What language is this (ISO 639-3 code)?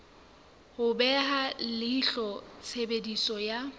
sot